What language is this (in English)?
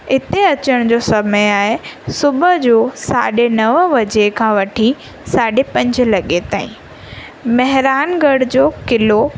Sindhi